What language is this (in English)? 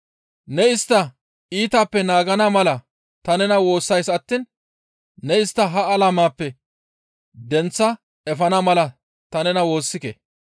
Gamo